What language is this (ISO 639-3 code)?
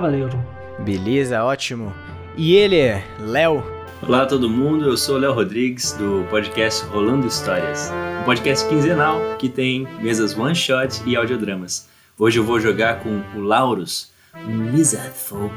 por